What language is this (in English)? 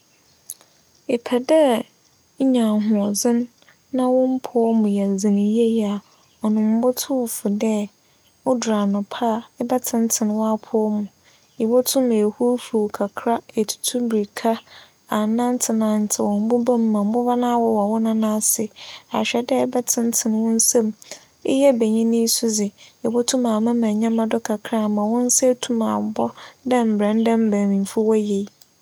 Akan